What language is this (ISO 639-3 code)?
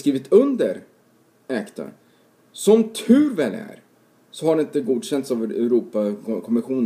swe